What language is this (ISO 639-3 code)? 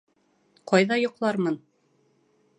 bak